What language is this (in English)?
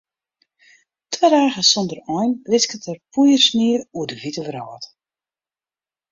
Western Frisian